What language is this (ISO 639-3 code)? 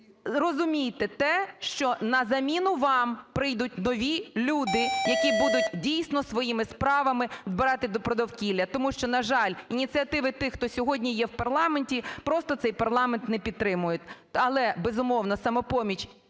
ukr